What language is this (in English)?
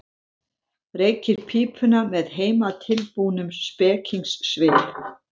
Icelandic